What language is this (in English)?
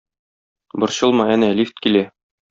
Tatar